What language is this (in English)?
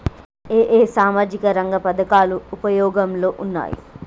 Telugu